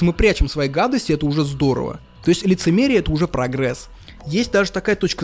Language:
Russian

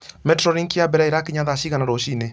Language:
Kikuyu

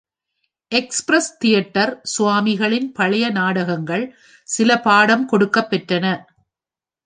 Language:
Tamil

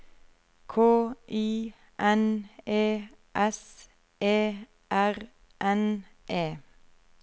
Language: Norwegian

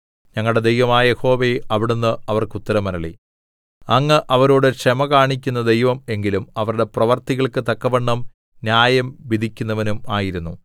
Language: Malayalam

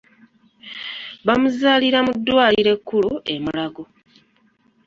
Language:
Ganda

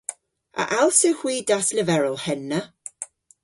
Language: Cornish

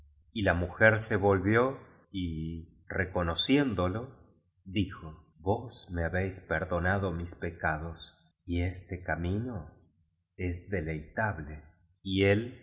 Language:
Spanish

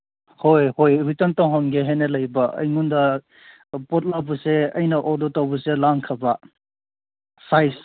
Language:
Manipuri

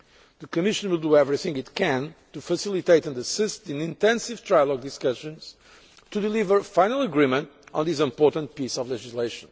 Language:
English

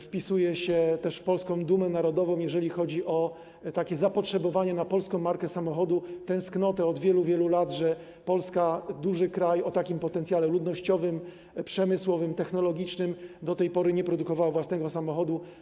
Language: Polish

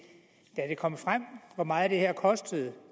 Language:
Danish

